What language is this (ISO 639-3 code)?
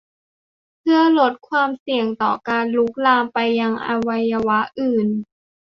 tha